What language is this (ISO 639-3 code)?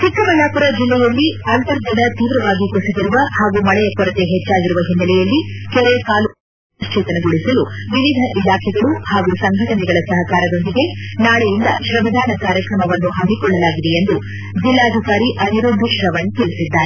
kan